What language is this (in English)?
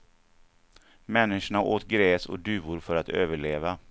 Swedish